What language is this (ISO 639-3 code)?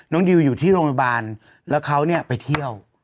tha